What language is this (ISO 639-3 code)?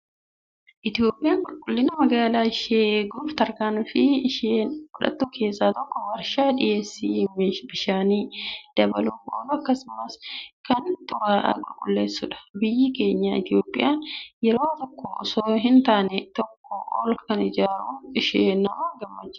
orm